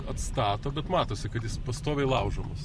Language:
Lithuanian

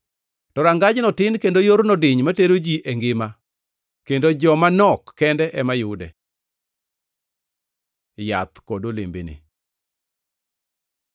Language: Luo (Kenya and Tanzania)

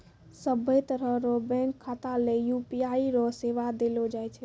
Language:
Maithili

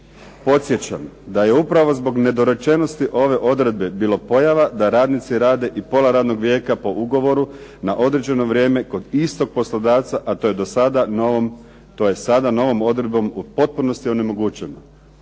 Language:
Croatian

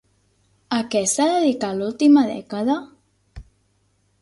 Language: Catalan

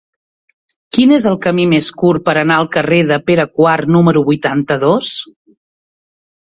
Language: Catalan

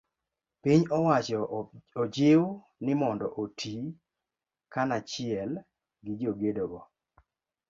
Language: Luo (Kenya and Tanzania)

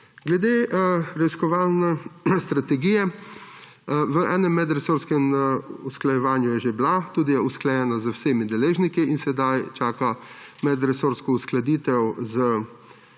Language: Slovenian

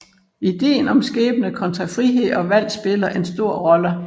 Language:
Danish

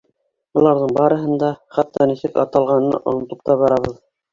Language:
Bashkir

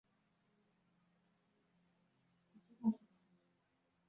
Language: Chinese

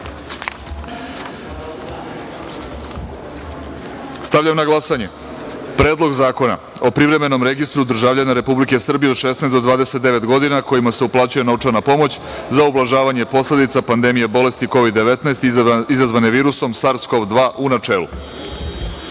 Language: Serbian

